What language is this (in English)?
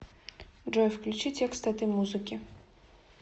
Russian